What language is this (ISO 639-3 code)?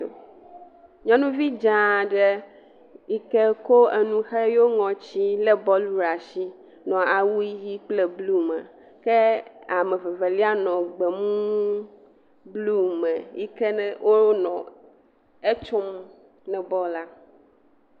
ewe